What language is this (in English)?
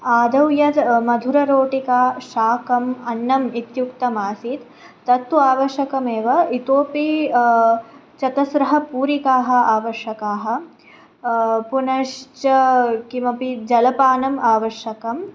Sanskrit